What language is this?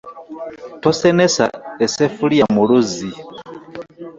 Ganda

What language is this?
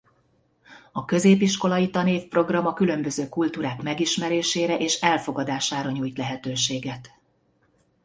Hungarian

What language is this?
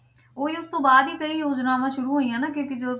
Punjabi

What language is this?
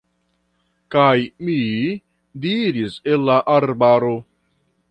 Esperanto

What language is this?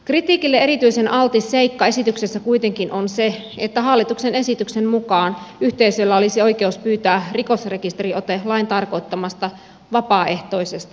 Finnish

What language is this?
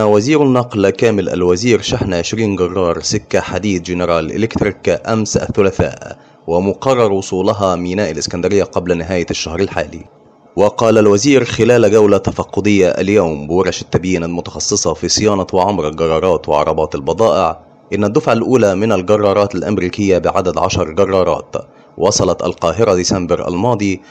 Arabic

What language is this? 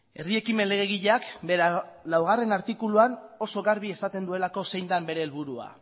Basque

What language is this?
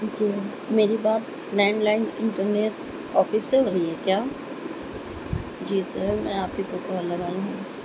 Urdu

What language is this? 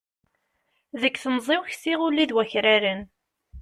Kabyle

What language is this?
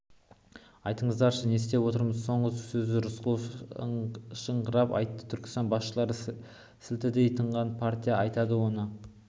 Kazakh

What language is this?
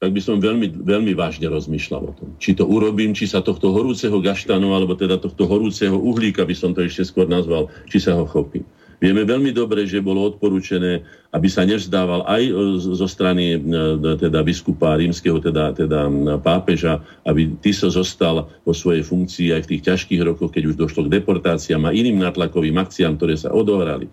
Slovak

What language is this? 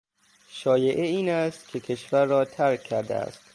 Persian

